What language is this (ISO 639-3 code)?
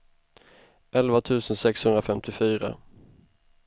swe